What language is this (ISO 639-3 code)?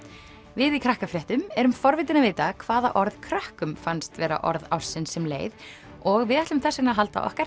isl